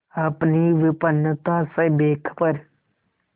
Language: Hindi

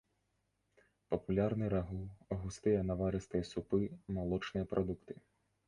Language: Belarusian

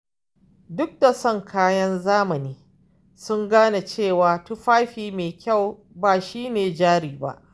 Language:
Hausa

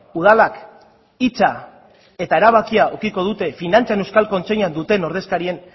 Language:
Basque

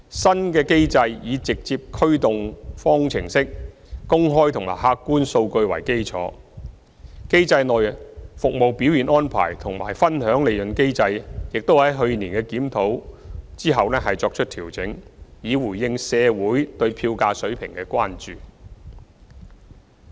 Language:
Cantonese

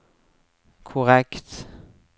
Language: Norwegian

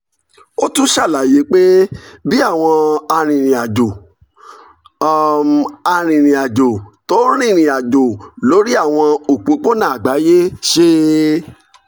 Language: Yoruba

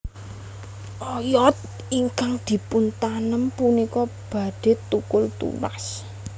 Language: Javanese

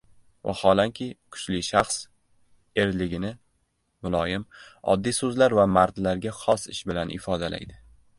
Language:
Uzbek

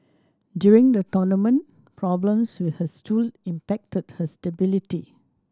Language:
English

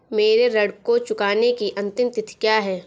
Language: Hindi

